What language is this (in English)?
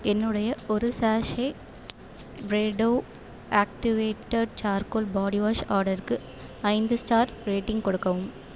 Tamil